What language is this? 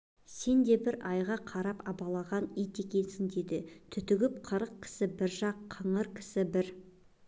Kazakh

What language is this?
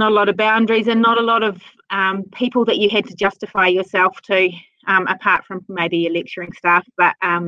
English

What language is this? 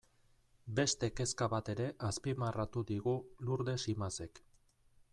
Basque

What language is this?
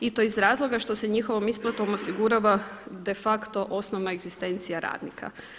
Croatian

